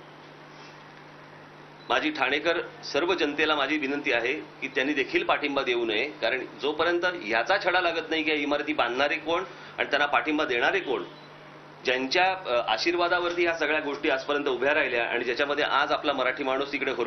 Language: Hindi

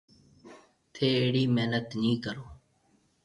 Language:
Marwari (Pakistan)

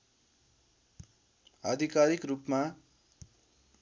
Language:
Nepali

